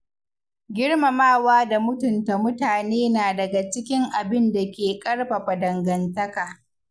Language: Hausa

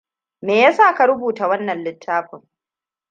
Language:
Hausa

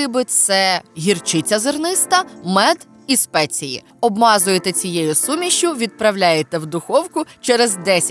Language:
Ukrainian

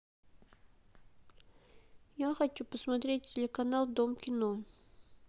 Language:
Russian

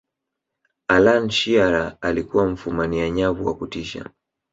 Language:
Swahili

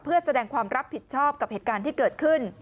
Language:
Thai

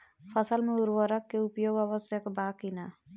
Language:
Bhojpuri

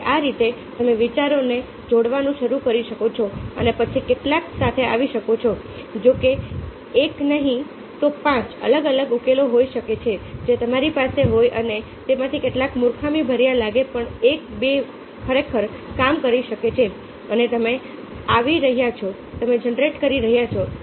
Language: Gujarati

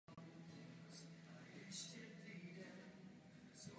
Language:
Czech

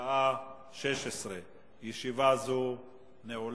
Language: Hebrew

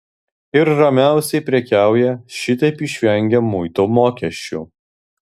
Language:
Lithuanian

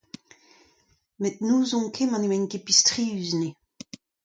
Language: Breton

